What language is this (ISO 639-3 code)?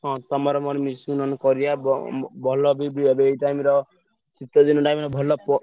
ori